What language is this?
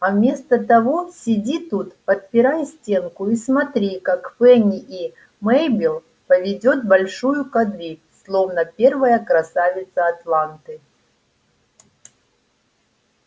Russian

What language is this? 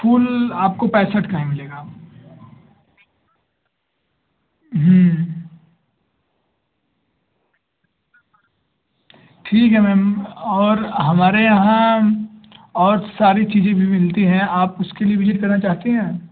Hindi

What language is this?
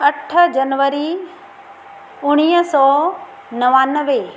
Sindhi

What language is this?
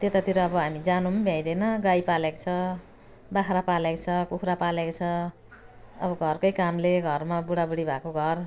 Nepali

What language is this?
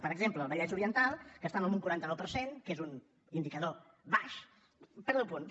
Catalan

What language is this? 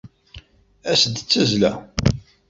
Kabyle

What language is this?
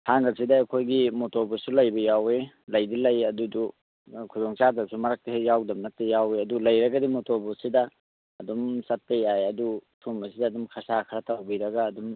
Manipuri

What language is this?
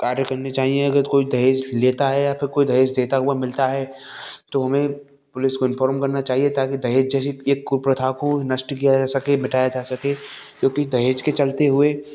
Hindi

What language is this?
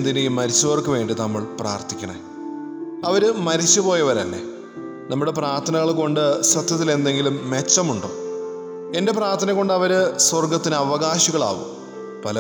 Malayalam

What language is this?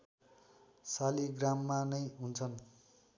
Nepali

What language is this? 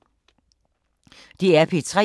Danish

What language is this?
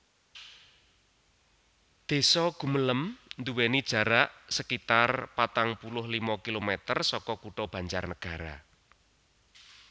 Javanese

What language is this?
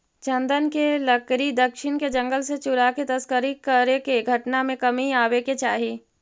Magahi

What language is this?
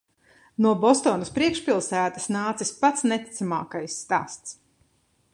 Latvian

